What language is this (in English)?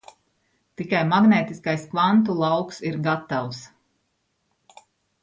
Latvian